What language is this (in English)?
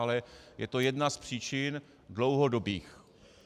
Czech